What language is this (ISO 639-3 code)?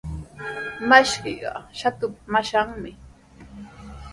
qws